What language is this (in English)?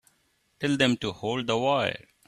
English